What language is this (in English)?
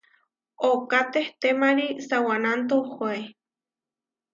Huarijio